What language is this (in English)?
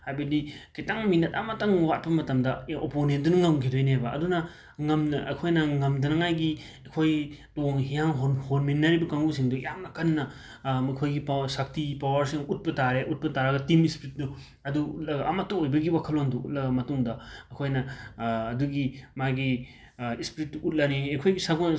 Manipuri